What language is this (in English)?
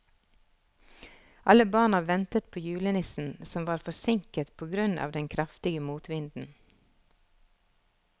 Norwegian